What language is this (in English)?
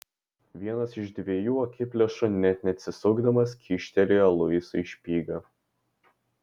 Lithuanian